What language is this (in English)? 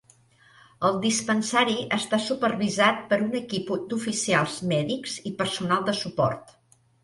Catalan